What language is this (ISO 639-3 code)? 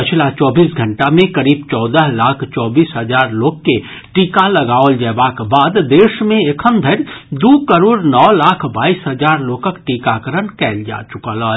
mai